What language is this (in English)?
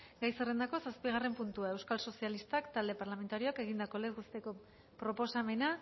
Basque